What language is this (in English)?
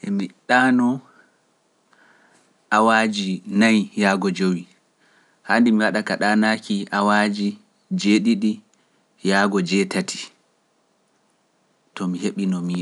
Pular